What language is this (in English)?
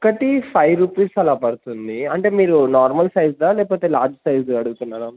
Telugu